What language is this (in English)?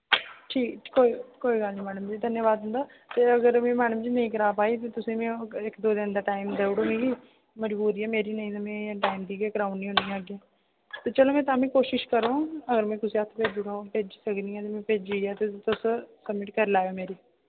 Dogri